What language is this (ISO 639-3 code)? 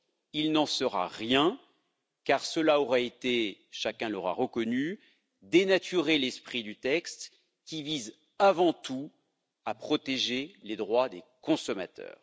fra